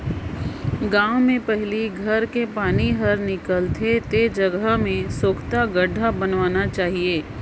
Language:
Chhattisgarhi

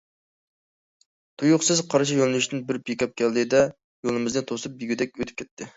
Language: Uyghur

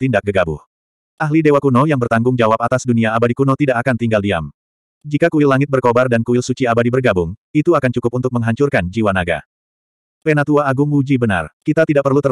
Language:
Indonesian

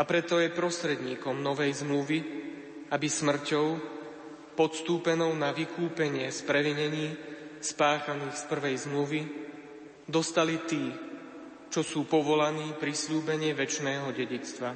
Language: Slovak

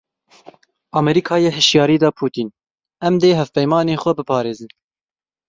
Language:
Kurdish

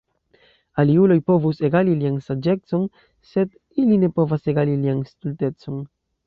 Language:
Esperanto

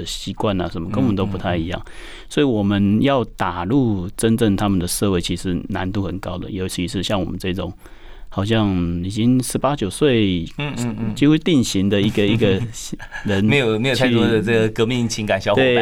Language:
Chinese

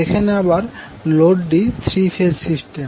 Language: Bangla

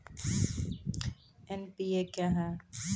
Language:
Maithili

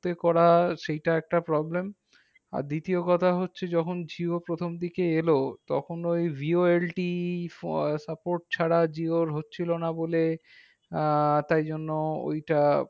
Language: Bangla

